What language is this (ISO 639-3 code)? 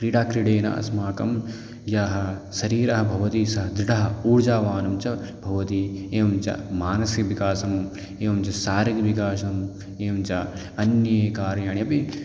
san